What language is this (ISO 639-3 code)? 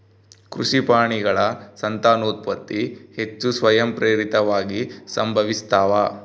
kan